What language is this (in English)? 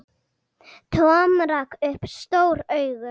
Icelandic